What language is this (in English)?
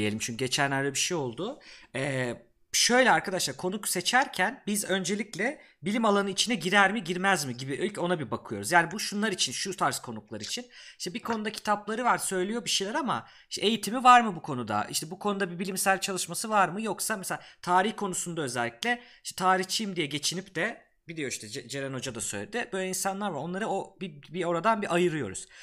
Turkish